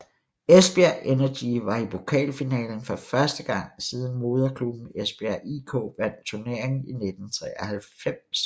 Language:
Danish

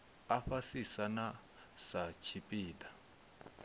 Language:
Venda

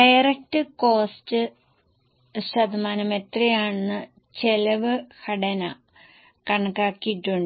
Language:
Malayalam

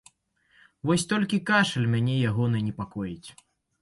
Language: Belarusian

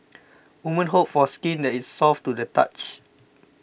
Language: English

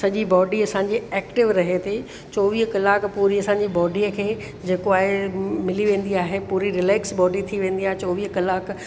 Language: Sindhi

